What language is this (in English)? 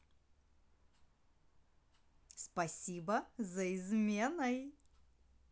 Russian